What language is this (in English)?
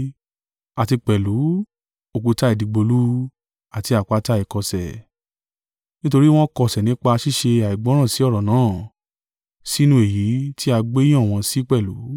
Yoruba